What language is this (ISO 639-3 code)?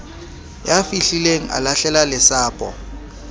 sot